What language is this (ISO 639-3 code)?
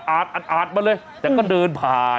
tha